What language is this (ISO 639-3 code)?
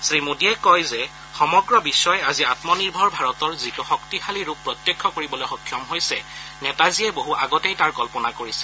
asm